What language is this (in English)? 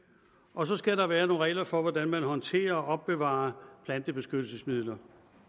Danish